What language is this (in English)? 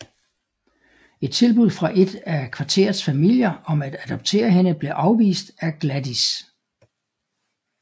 Danish